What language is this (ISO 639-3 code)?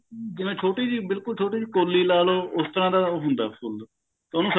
pan